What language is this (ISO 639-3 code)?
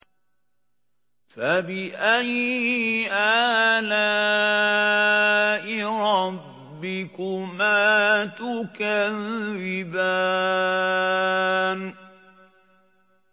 ara